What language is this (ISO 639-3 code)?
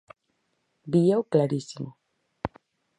glg